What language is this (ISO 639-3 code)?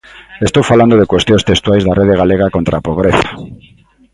glg